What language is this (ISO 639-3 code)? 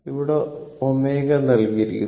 mal